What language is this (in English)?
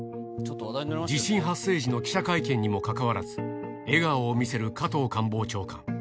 Japanese